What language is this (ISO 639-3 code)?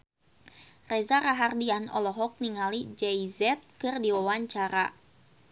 sun